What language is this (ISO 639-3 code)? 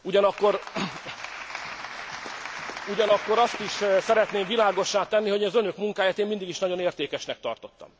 hun